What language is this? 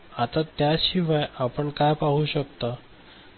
Marathi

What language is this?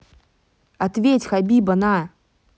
Russian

